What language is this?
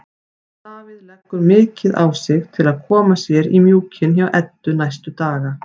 Icelandic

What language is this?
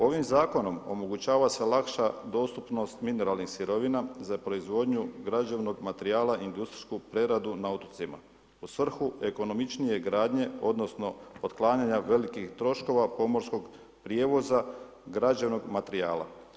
Croatian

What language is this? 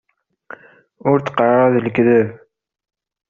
Kabyle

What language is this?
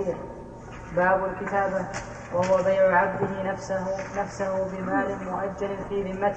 Arabic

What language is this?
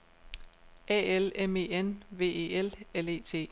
Danish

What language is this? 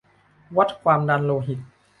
Thai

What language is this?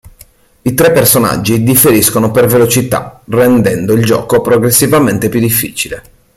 Italian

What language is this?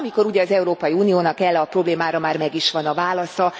Hungarian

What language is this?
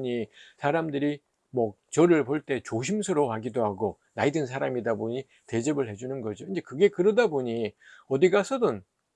Korean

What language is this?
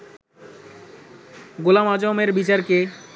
Bangla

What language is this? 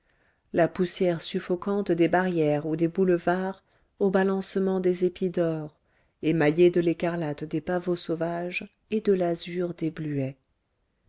French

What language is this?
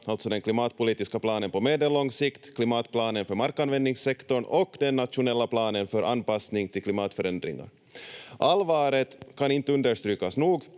Finnish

